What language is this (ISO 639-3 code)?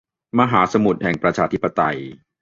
tha